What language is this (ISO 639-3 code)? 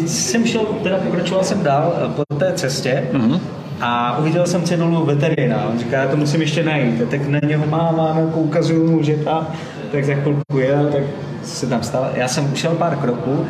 ces